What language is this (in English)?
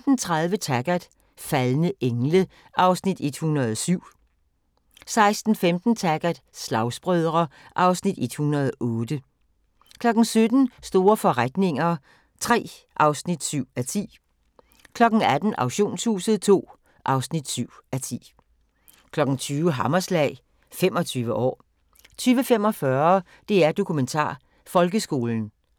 Danish